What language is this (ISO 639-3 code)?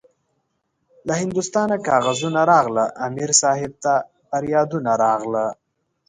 pus